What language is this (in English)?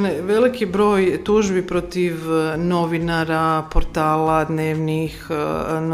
Croatian